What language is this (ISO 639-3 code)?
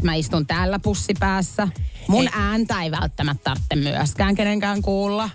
fin